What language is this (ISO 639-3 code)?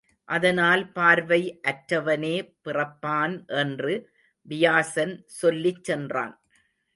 tam